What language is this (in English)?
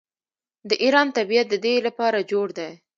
Pashto